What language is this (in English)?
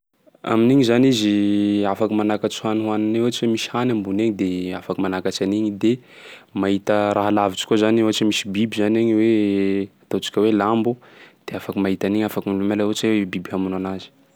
Sakalava Malagasy